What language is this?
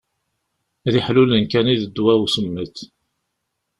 Kabyle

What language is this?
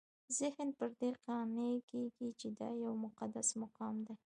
Pashto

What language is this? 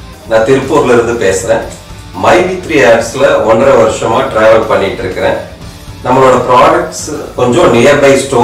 Spanish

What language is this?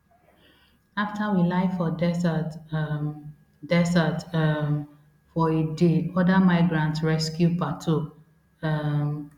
Nigerian Pidgin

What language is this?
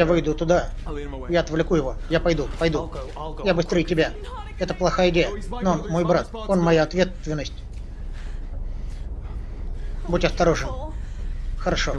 Russian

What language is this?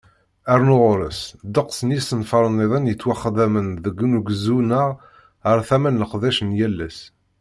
Kabyle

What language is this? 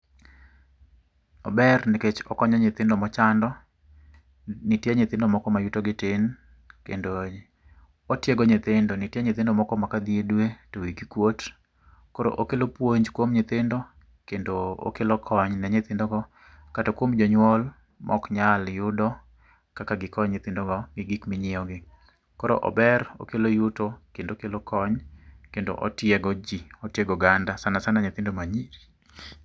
Luo (Kenya and Tanzania)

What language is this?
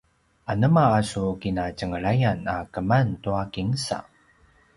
Paiwan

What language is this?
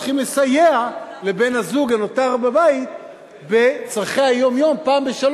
Hebrew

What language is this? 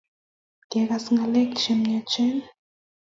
Kalenjin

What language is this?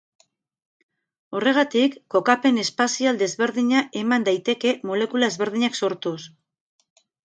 Basque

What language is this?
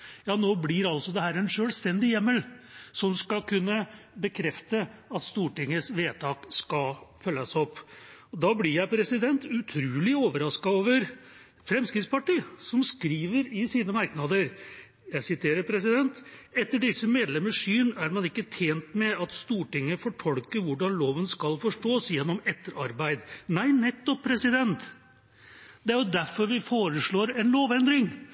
Norwegian Bokmål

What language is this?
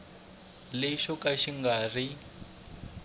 Tsonga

